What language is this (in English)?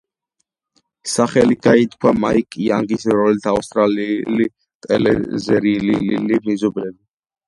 Georgian